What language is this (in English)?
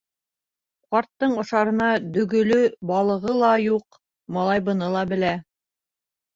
Bashkir